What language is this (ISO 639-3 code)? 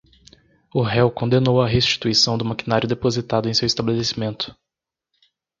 por